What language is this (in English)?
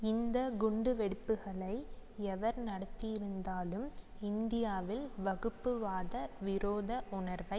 Tamil